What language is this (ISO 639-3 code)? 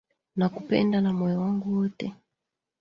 swa